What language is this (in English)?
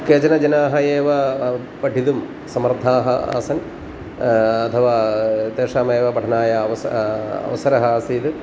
Sanskrit